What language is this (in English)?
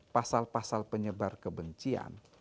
Indonesian